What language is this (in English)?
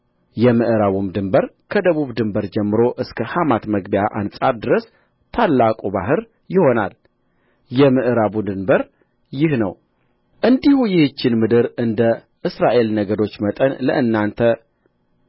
Amharic